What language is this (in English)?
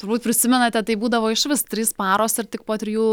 Lithuanian